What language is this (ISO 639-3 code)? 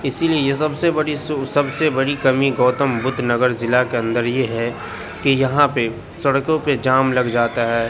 urd